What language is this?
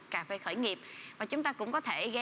Vietnamese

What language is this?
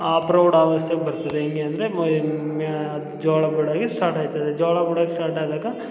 Kannada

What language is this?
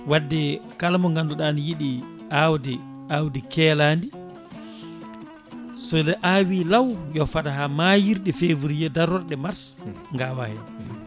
Fula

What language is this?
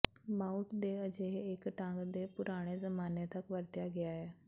Punjabi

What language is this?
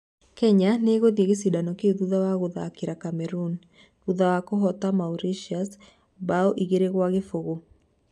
Kikuyu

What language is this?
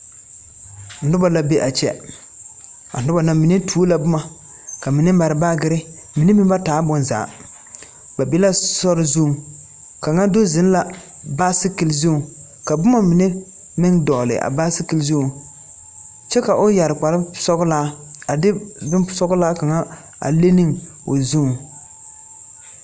Southern Dagaare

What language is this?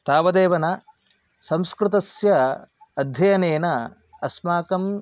Sanskrit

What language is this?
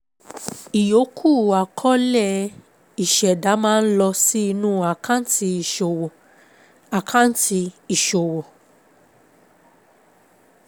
Yoruba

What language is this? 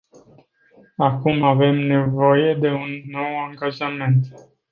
Romanian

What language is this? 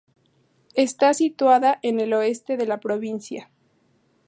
Spanish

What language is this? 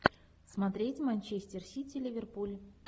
Russian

